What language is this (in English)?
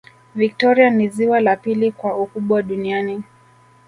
Swahili